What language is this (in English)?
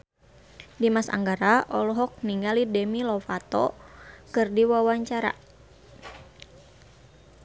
Sundanese